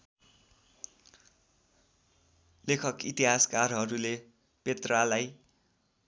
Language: Nepali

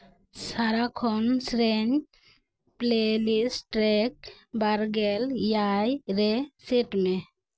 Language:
Santali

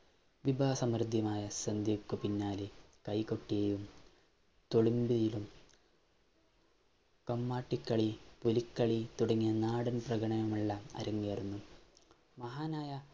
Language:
Malayalam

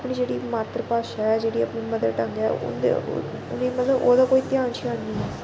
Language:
Dogri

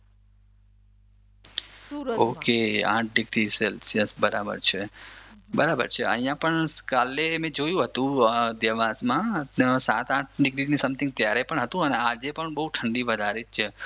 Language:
Gujarati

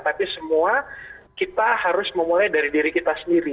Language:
Indonesian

